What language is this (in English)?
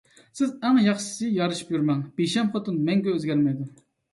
Uyghur